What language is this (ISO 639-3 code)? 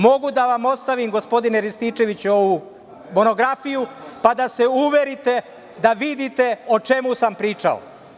srp